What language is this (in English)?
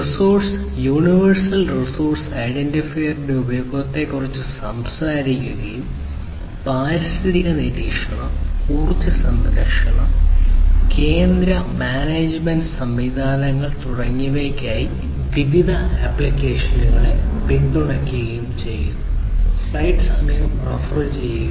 Malayalam